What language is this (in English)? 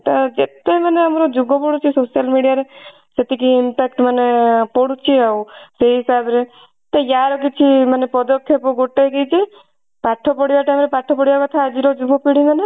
Odia